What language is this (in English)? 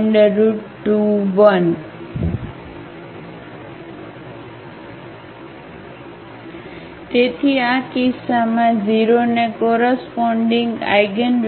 Gujarati